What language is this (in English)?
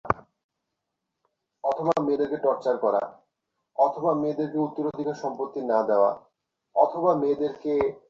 Bangla